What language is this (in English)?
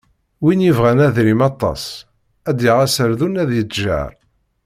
Kabyle